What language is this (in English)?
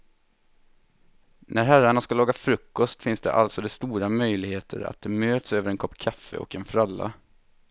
Swedish